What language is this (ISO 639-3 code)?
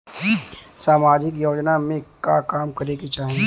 bho